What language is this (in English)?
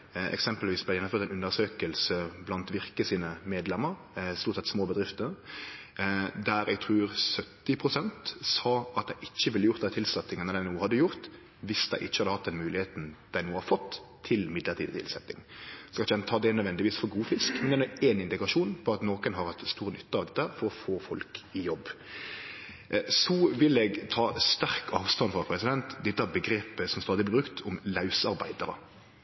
Norwegian Nynorsk